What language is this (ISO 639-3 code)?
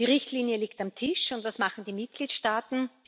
deu